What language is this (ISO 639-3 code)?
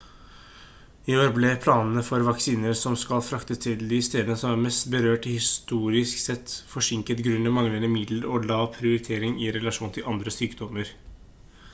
nob